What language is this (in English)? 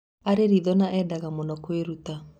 Kikuyu